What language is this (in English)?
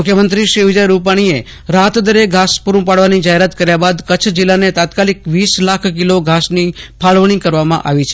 Gujarati